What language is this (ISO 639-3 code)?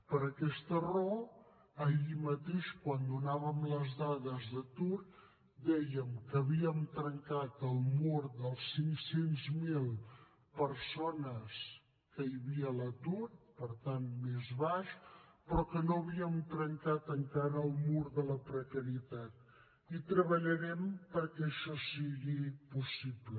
cat